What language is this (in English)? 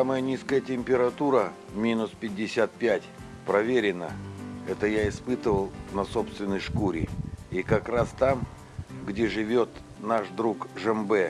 Russian